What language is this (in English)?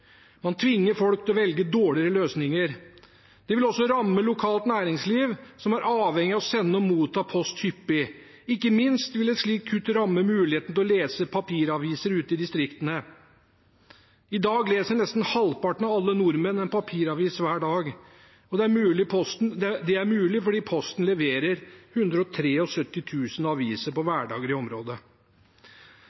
Norwegian Bokmål